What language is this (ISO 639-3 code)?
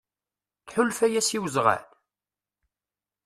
kab